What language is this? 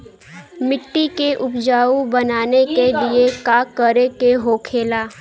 Bhojpuri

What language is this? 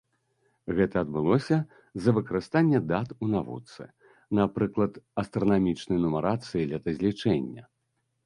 Belarusian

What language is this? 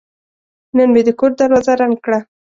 Pashto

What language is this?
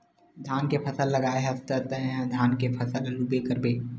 Chhattisgarhi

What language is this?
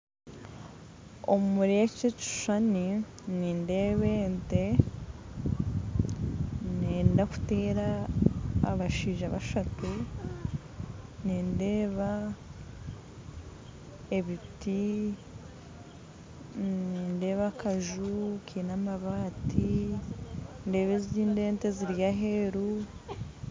Nyankole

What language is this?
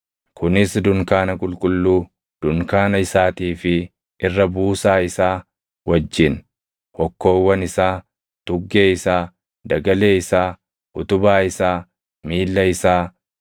Oromo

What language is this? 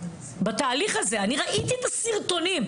Hebrew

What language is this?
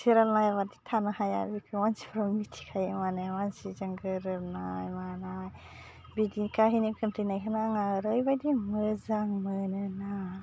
Bodo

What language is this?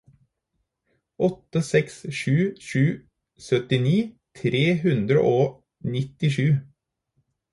Norwegian Bokmål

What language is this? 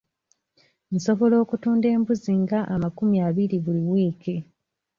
Ganda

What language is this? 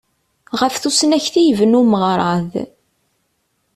Kabyle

